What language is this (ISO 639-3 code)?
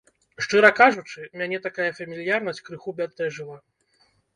bel